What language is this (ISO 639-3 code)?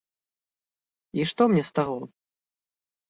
bel